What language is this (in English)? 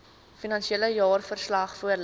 Afrikaans